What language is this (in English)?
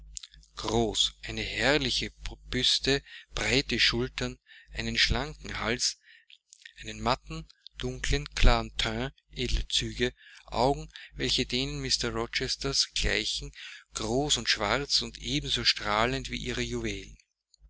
German